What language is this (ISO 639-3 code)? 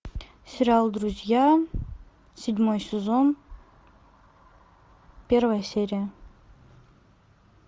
rus